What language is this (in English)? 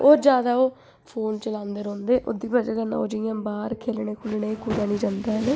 Dogri